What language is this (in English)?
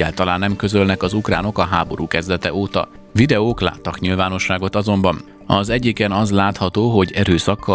Hungarian